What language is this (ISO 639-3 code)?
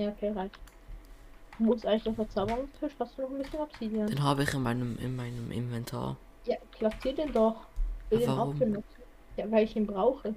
deu